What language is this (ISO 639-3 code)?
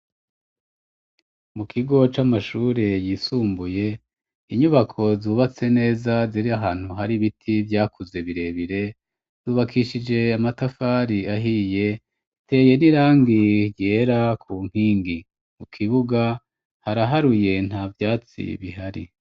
run